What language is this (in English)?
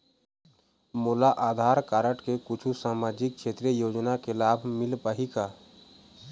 Chhattisgarhi